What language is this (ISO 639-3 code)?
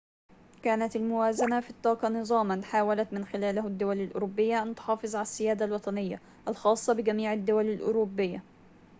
ara